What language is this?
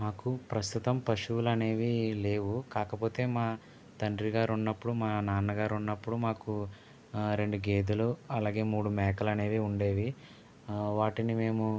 Telugu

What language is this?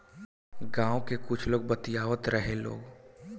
Bhojpuri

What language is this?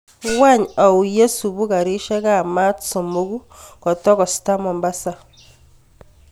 Kalenjin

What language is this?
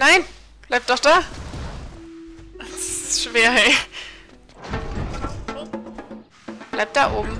German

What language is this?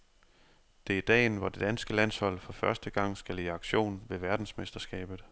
Danish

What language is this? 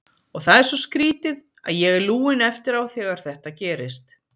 Icelandic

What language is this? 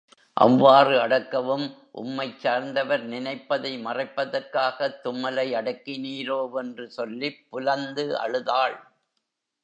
Tamil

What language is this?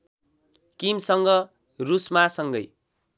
Nepali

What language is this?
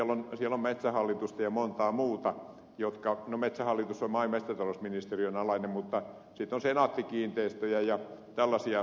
Finnish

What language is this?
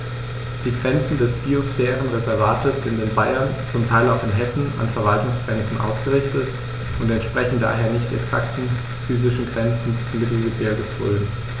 German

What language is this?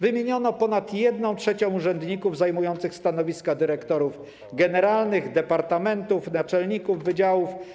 Polish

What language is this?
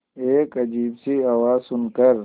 Hindi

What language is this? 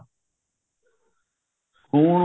Punjabi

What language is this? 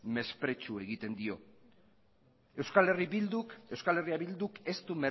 Basque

